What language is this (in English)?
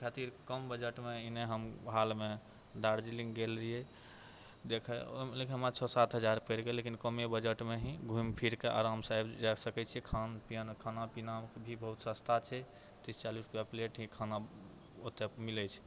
Maithili